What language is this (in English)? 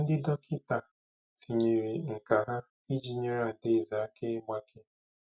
Igbo